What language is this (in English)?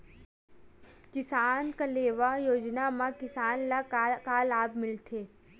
Chhattisgarhi